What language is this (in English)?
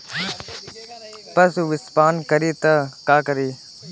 Bhojpuri